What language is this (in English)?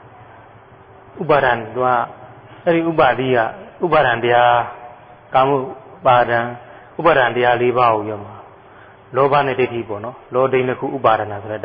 Thai